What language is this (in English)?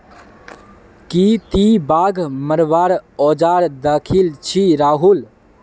Magahi